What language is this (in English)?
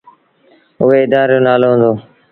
Sindhi Bhil